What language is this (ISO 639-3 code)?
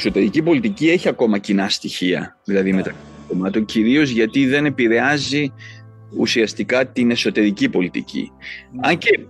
ell